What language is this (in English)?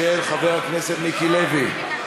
Hebrew